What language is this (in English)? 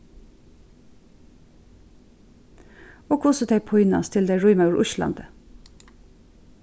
Faroese